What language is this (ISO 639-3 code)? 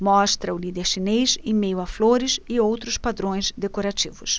por